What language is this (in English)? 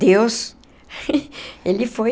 Portuguese